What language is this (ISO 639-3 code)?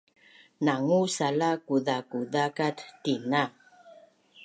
bnn